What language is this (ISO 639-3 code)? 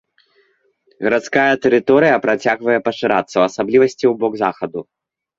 bel